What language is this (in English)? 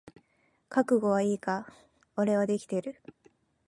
Japanese